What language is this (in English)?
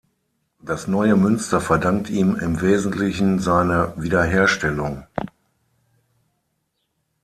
German